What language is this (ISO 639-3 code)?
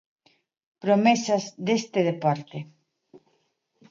glg